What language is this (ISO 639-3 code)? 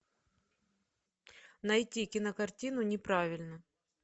rus